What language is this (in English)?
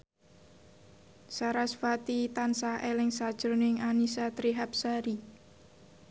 Javanese